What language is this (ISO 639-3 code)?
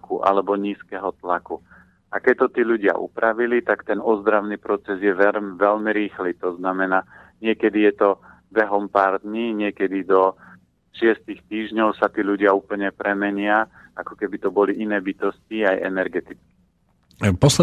slk